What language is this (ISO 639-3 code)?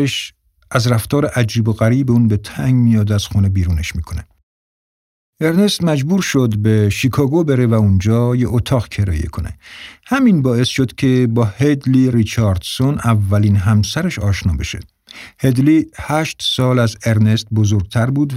fas